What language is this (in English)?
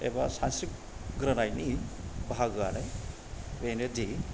Bodo